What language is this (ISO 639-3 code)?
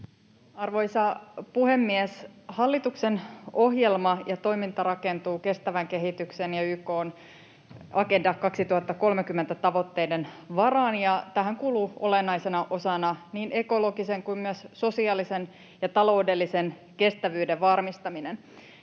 fin